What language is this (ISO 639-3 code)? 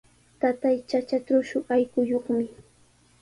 qws